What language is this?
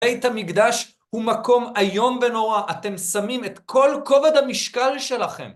Hebrew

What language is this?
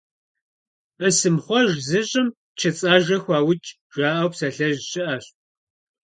Kabardian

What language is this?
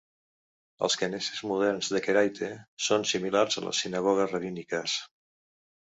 Catalan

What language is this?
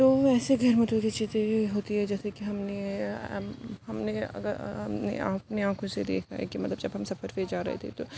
Urdu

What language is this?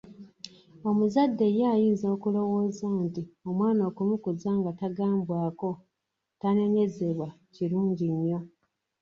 Ganda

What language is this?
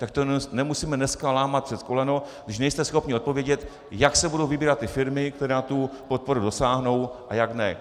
Czech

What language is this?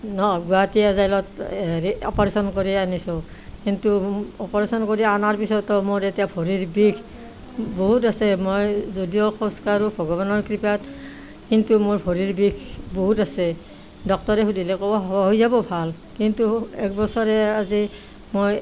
Assamese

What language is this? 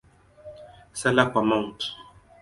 Swahili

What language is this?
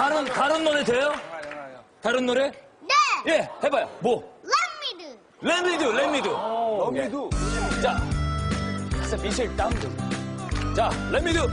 Korean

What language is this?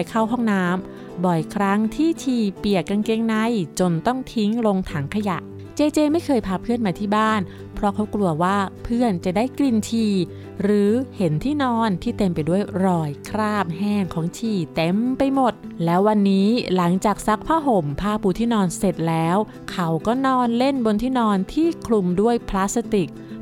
Thai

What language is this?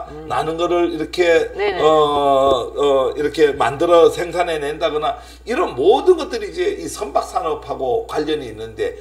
Korean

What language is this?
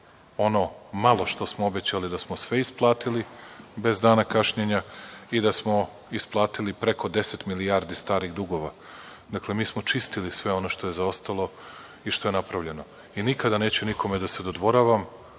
Serbian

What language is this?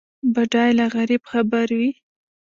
Pashto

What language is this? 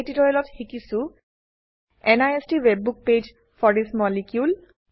Assamese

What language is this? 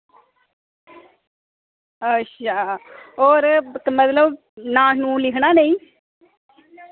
Dogri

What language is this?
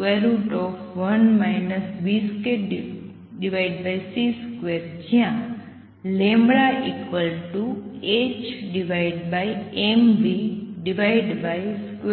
Gujarati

